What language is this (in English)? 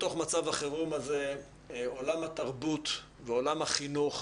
Hebrew